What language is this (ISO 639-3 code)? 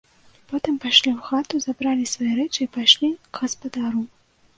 bel